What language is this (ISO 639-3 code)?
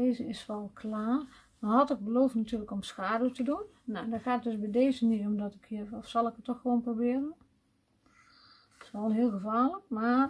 nld